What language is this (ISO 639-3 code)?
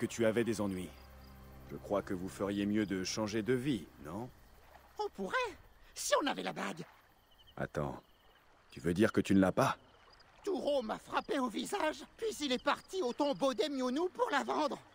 fra